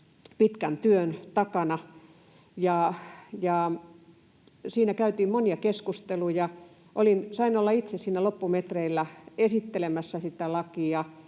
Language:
Finnish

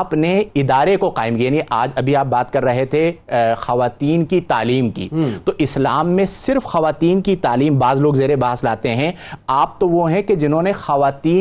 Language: Urdu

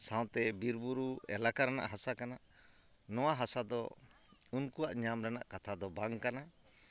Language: Santali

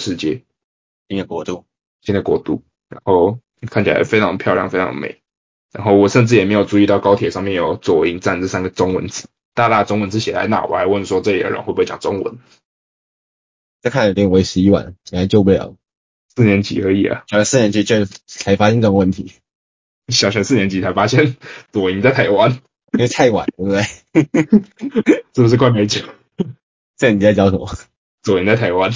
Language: Chinese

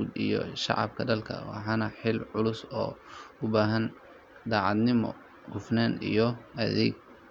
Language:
Somali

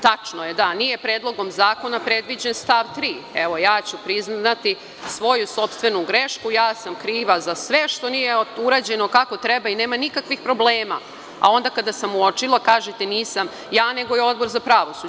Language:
Serbian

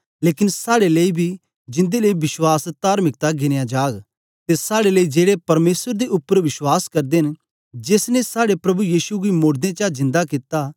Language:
Dogri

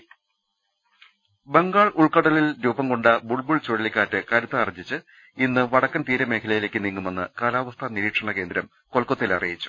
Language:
Malayalam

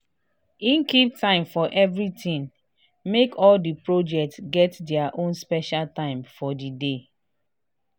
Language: Nigerian Pidgin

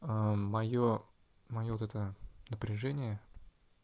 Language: Russian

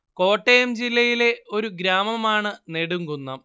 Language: Malayalam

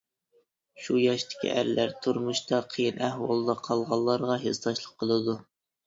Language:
Uyghur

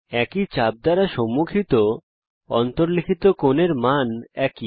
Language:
Bangla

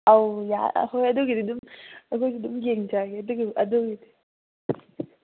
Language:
Manipuri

